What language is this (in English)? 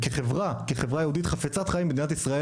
Hebrew